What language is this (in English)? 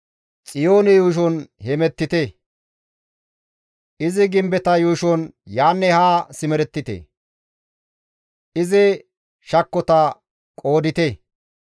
Gamo